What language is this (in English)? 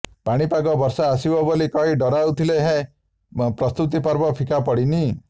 Odia